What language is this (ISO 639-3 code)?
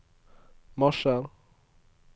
nor